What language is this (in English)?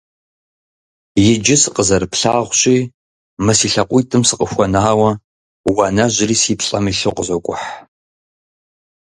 Kabardian